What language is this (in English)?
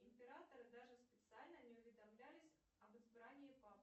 Russian